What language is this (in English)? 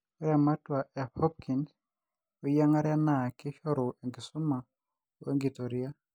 Masai